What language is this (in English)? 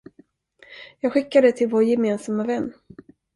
Swedish